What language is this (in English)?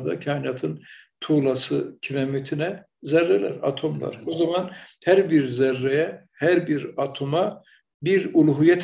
Turkish